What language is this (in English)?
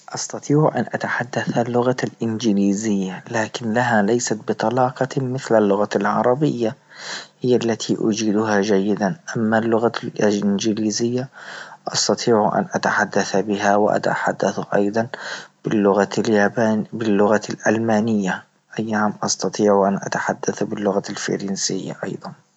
Libyan Arabic